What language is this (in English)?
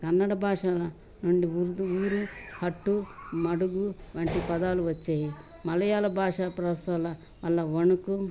Telugu